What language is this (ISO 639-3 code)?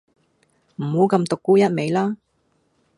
yue